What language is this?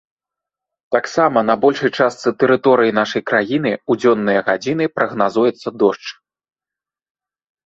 Belarusian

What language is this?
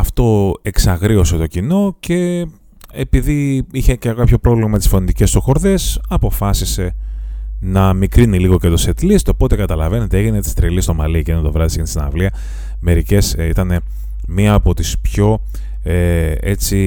Greek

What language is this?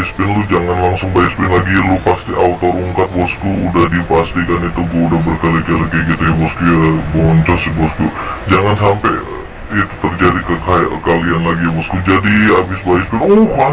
Indonesian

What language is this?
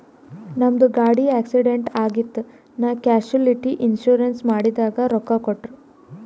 Kannada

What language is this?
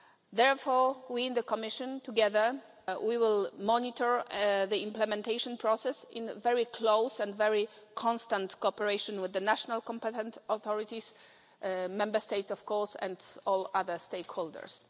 English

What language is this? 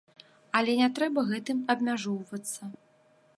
Belarusian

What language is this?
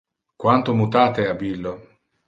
Interlingua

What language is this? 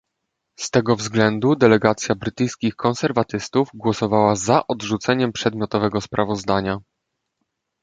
Polish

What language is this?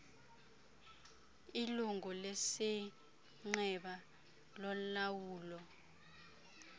Xhosa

